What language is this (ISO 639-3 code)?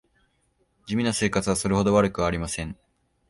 jpn